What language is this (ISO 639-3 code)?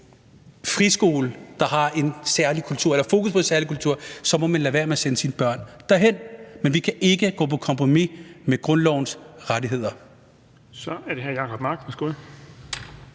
dan